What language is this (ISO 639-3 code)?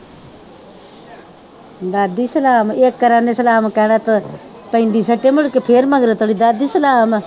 pan